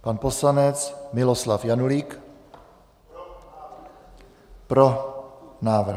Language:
Czech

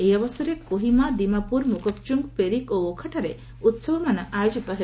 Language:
Odia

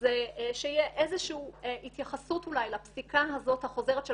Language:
Hebrew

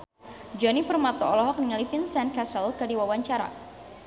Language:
Sundanese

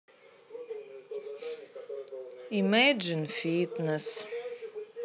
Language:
Russian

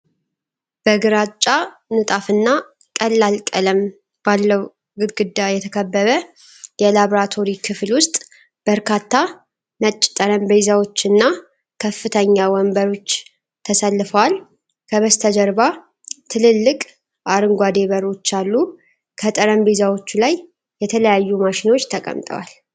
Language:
Amharic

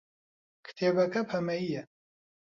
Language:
Central Kurdish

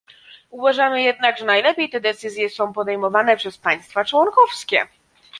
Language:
Polish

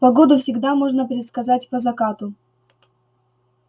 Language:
Russian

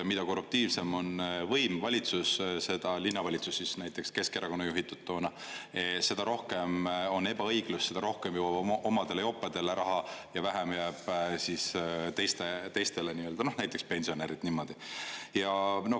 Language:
Estonian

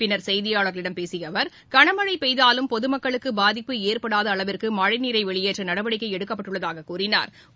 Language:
Tamil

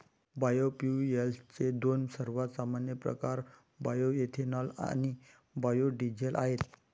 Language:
Marathi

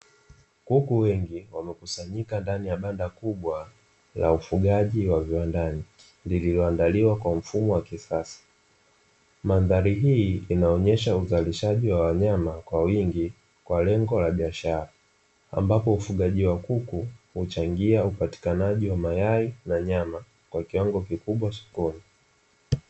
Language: Swahili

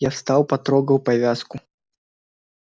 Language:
Russian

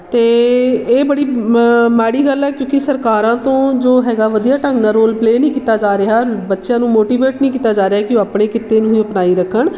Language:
Punjabi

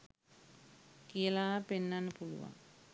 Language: Sinhala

